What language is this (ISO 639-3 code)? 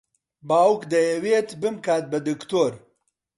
ckb